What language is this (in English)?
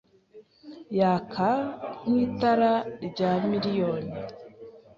Kinyarwanda